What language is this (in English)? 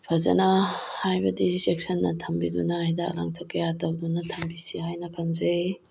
Manipuri